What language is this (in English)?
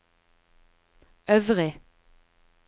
Norwegian